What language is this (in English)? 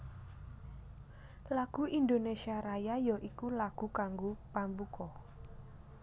Javanese